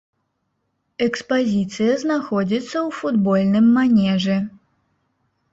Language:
Belarusian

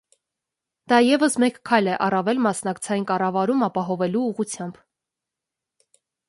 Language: Armenian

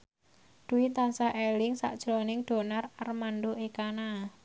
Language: Javanese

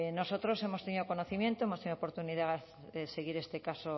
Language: Spanish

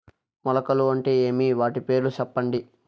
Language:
Telugu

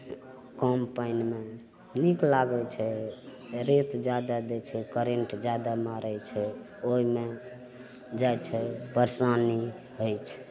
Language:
Maithili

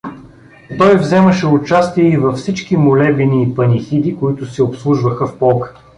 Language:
Bulgarian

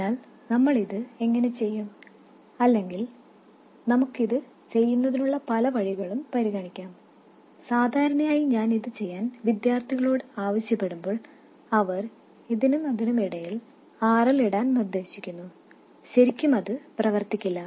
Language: Malayalam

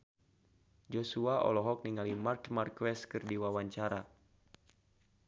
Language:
Sundanese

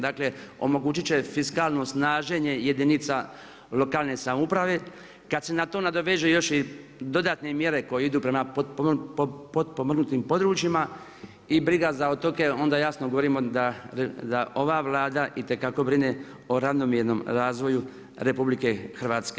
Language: Croatian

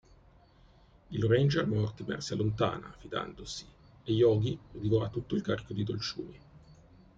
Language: Italian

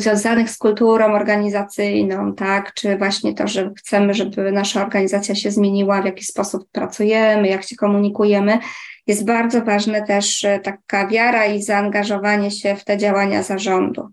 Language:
Polish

